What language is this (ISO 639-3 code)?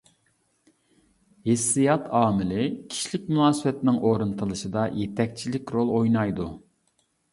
uig